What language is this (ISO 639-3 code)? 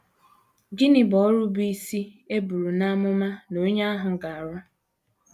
ibo